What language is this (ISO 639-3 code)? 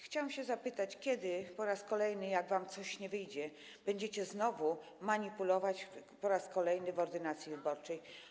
pol